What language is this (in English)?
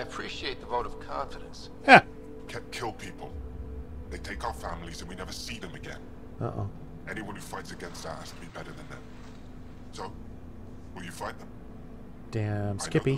English